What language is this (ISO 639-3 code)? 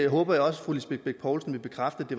dan